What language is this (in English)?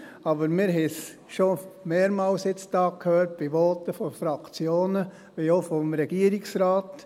Swiss German